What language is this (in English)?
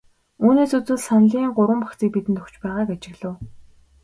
Mongolian